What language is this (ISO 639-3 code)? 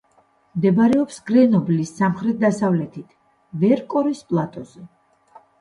kat